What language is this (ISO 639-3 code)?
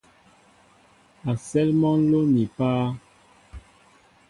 mbo